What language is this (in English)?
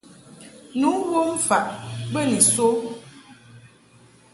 Mungaka